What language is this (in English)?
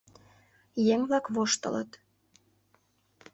Mari